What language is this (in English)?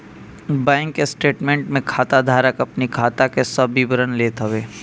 Bhojpuri